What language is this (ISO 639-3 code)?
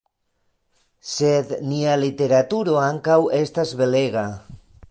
epo